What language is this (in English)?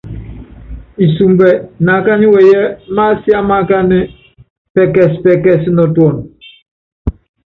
Yangben